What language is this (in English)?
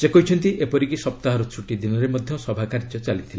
Odia